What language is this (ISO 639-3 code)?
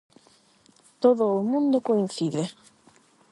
glg